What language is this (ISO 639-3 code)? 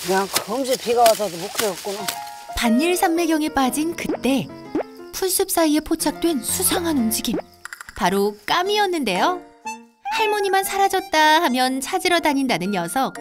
kor